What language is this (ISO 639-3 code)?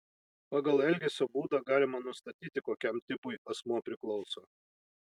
lit